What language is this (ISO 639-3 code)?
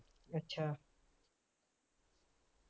pan